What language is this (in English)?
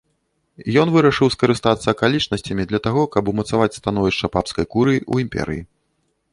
Belarusian